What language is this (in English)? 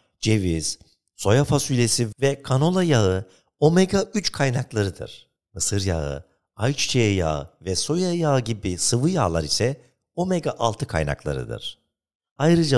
Turkish